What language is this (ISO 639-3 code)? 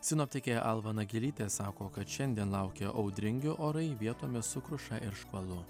lit